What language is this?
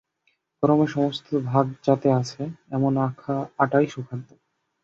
Bangla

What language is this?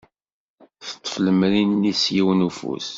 Kabyle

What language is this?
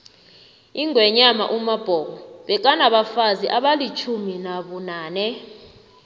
South Ndebele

